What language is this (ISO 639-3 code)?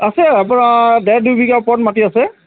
asm